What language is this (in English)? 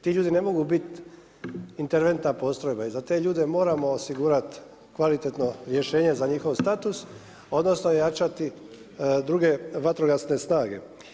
Croatian